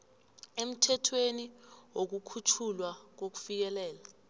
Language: South Ndebele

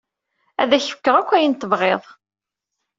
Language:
Kabyle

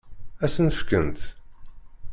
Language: Kabyle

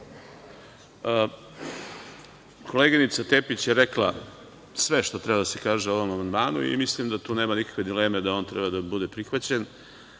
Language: Serbian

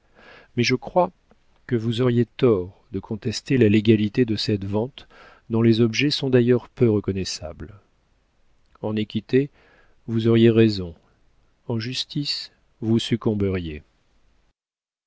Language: French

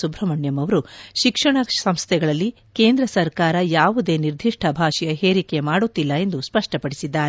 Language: Kannada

